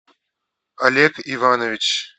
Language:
Russian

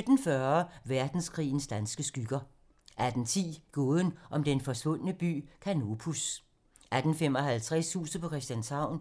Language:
Danish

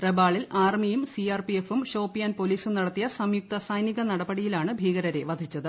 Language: Malayalam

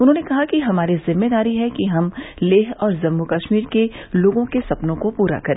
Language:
Hindi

